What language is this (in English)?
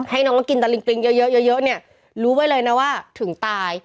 Thai